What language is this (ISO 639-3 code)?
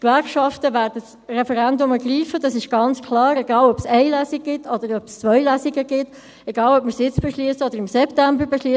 gsw